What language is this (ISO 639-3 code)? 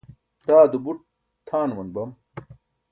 bsk